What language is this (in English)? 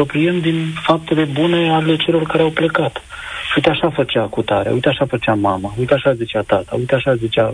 Romanian